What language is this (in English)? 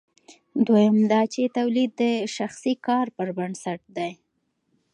Pashto